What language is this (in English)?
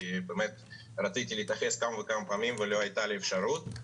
Hebrew